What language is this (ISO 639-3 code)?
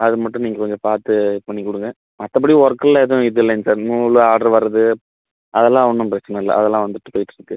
tam